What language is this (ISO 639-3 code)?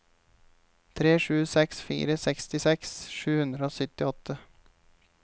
nor